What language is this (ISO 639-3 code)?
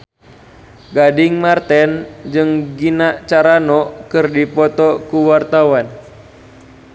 sun